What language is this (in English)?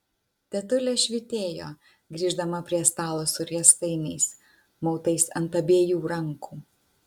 Lithuanian